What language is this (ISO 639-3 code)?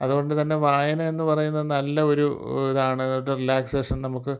mal